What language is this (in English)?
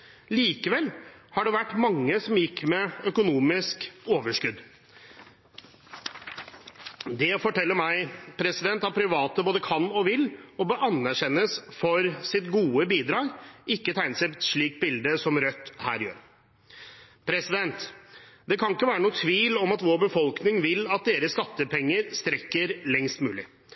Norwegian Bokmål